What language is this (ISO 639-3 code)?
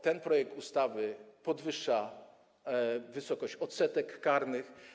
pol